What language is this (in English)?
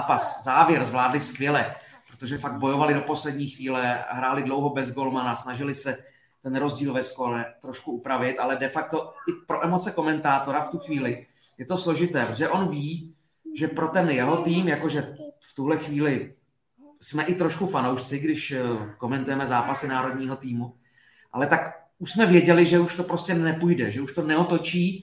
Czech